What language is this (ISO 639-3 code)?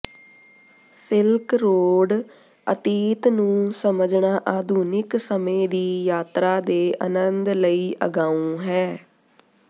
pan